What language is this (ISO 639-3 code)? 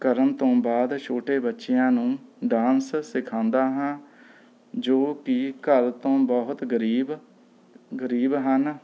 pan